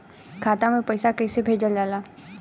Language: Bhojpuri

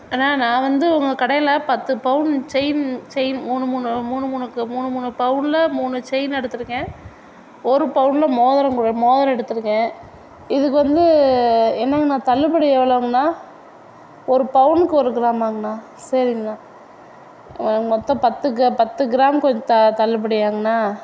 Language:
Tamil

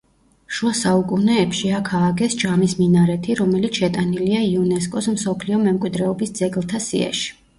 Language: Georgian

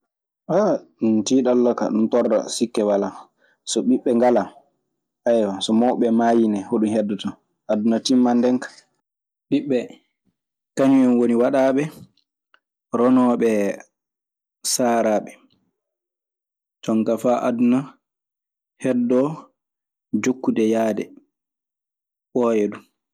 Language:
Maasina Fulfulde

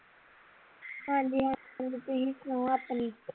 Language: Punjabi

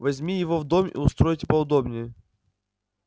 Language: Russian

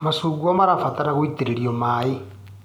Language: Kikuyu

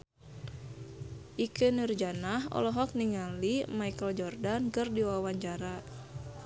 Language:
Sundanese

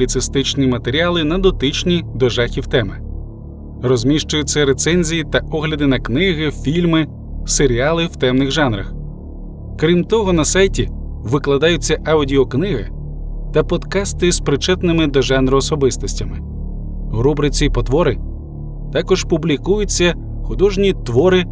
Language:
Ukrainian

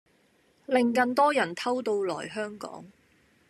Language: Cantonese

